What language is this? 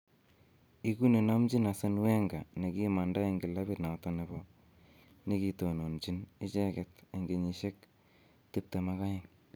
Kalenjin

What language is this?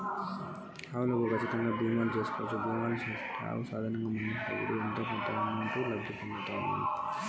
Telugu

